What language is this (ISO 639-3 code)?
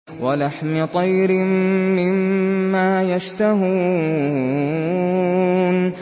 ara